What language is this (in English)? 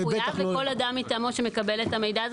Hebrew